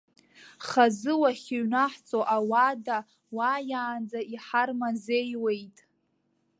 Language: Abkhazian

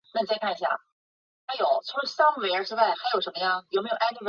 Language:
Chinese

